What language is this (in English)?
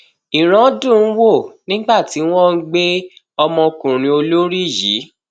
Yoruba